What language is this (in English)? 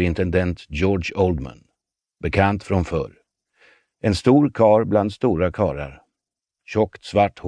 Swedish